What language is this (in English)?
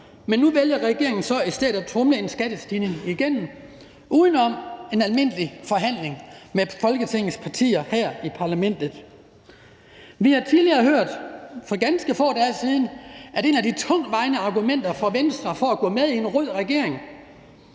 Danish